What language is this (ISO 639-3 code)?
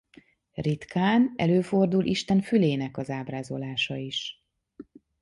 hun